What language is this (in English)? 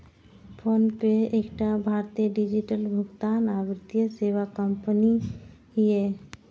Maithili